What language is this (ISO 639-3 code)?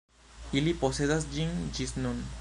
epo